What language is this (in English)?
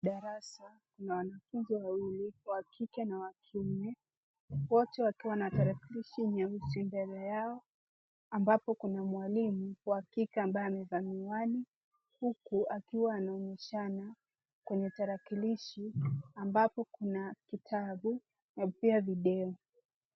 Swahili